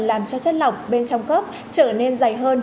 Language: Vietnamese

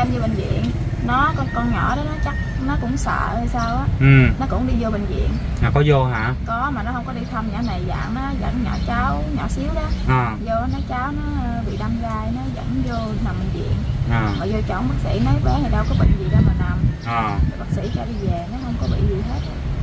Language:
Vietnamese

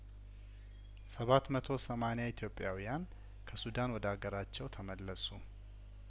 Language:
Amharic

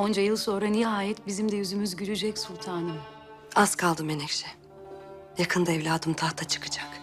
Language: Turkish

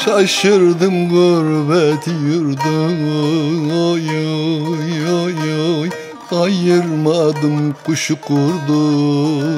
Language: Turkish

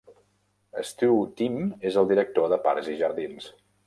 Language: Catalan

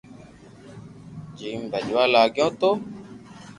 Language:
Loarki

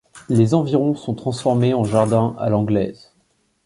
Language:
French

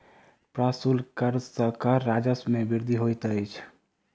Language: Maithili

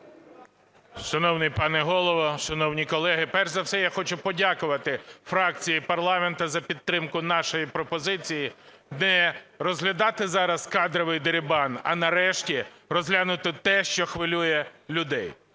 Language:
Ukrainian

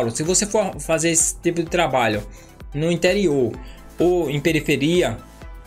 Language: Portuguese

